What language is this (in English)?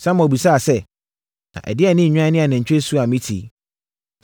Akan